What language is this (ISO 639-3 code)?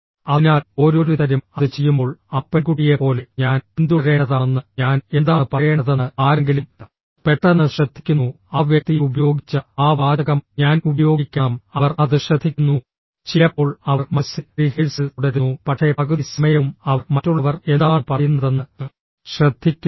mal